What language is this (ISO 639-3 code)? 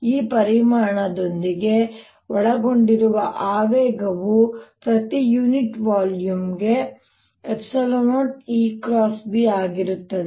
kan